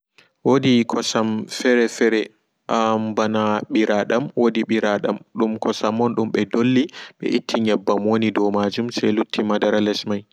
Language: Fula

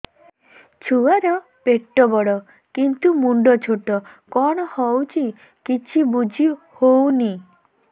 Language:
Odia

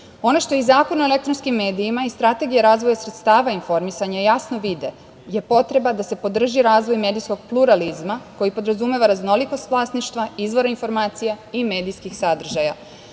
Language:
Serbian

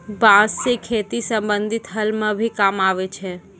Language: Maithili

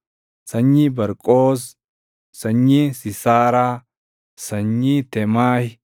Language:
Oromo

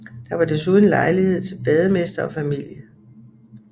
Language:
Danish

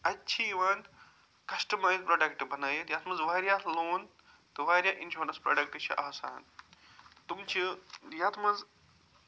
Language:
Kashmiri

